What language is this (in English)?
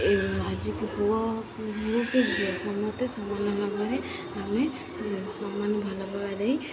Odia